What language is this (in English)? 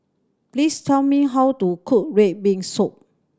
English